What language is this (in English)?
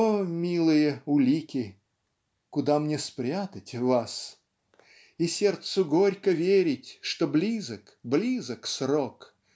Russian